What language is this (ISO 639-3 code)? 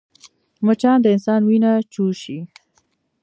pus